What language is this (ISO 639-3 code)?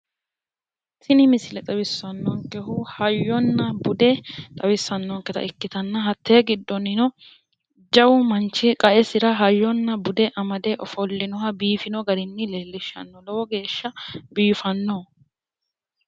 sid